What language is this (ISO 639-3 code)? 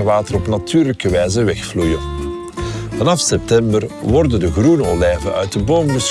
nld